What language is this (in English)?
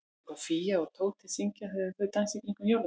Icelandic